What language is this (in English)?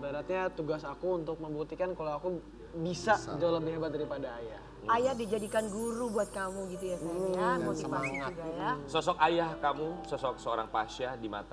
Indonesian